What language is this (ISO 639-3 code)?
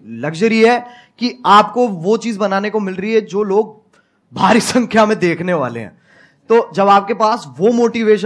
hin